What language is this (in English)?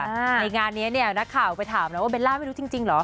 Thai